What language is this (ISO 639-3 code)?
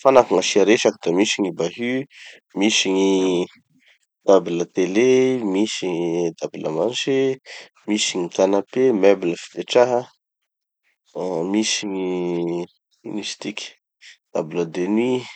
txy